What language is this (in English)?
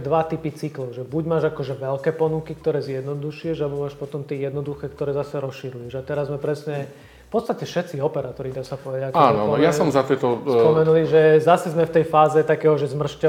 Slovak